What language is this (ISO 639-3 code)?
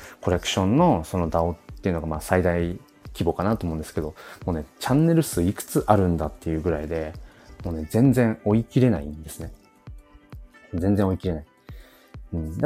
jpn